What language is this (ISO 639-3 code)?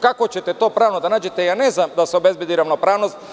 srp